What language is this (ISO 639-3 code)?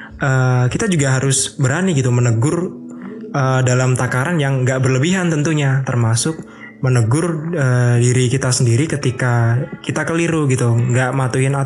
ind